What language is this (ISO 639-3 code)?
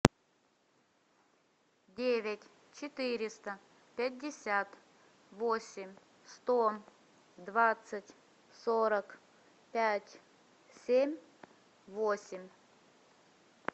rus